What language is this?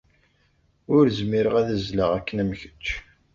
Kabyle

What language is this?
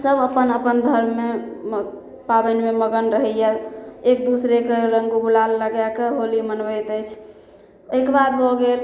Maithili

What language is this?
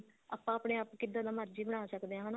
Punjabi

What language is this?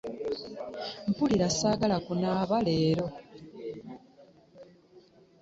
Ganda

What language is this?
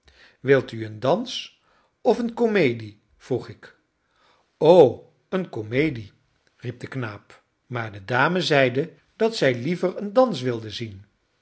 Dutch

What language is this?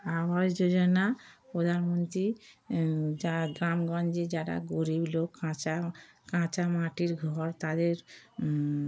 Bangla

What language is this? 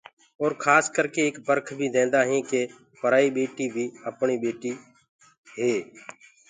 Gurgula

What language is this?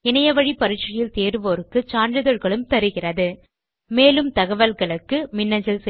Tamil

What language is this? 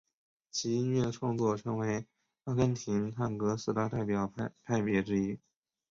Chinese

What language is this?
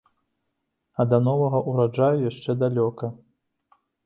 Belarusian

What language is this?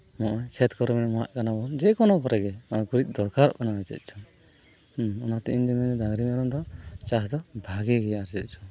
Santali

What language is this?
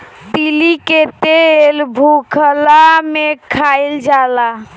Bhojpuri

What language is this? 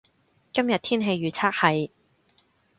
Cantonese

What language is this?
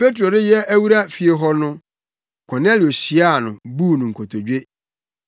Akan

